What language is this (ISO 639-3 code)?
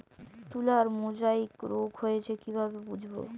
ben